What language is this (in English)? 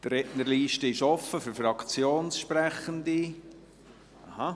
Swiss German